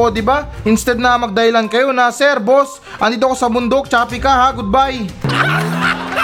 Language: Filipino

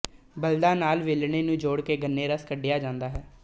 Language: Punjabi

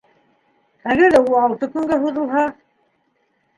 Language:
Bashkir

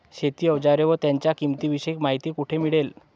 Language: Marathi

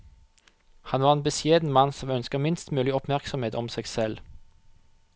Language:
Norwegian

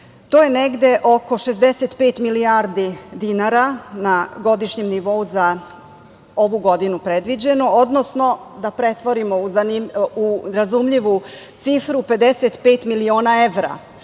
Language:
Serbian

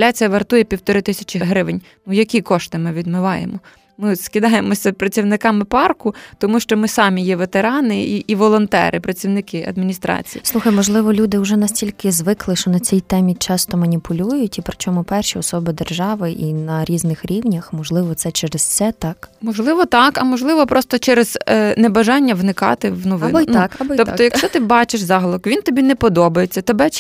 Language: Ukrainian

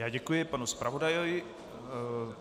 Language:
Czech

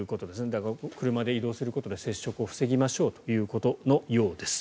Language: Japanese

